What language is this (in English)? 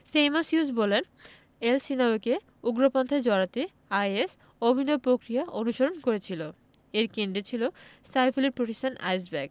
Bangla